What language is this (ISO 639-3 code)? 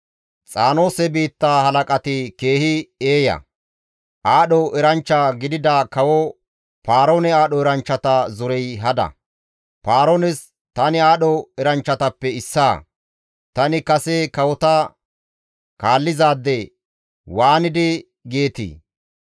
gmv